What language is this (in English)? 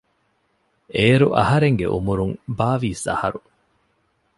Divehi